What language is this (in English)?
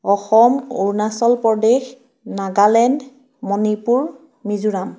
Assamese